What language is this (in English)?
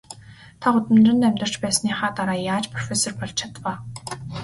Mongolian